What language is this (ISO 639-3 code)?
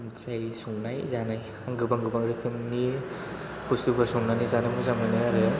brx